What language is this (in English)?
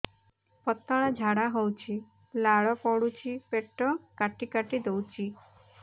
Odia